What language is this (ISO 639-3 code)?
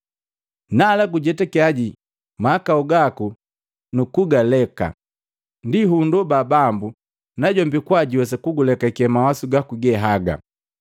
mgv